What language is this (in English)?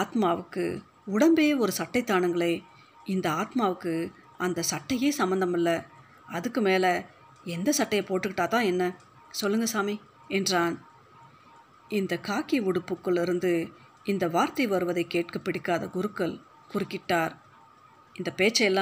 Tamil